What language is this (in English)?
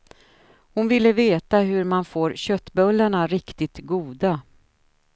Swedish